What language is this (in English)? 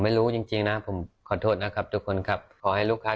Thai